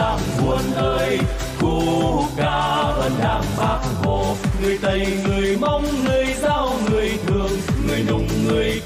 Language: Vietnamese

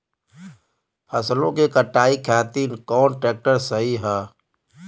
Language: Bhojpuri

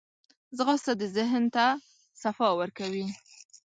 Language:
Pashto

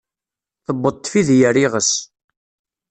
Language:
Kabyle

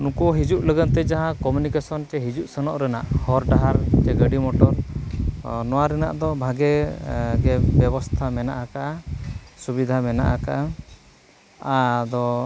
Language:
Santali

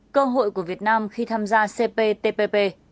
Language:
Vietnamese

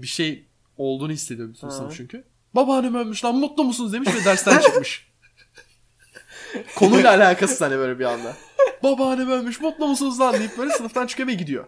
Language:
Turkish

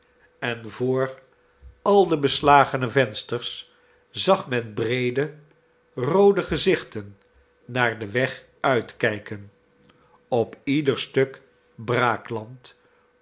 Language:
Dutch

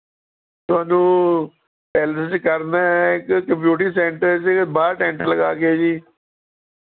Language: Punjabi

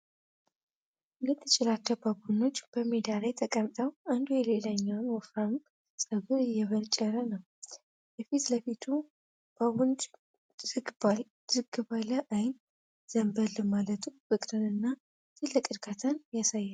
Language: Amharic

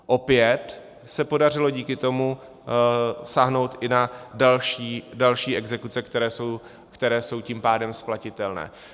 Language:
Czech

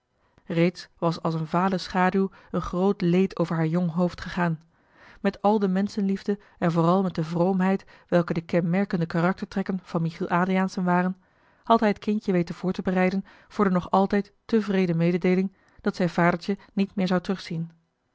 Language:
Dutch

